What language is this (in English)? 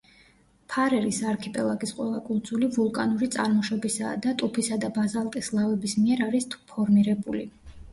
Georgian